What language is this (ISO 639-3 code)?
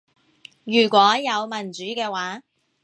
yue